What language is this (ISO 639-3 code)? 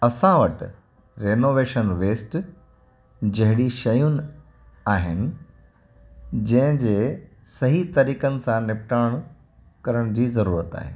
snd